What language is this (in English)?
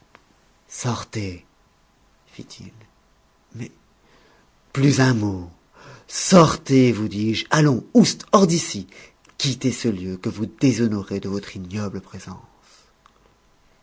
French